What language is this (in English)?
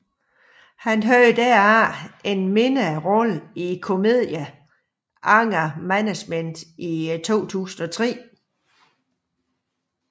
Danish